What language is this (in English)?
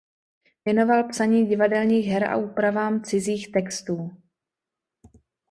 Czech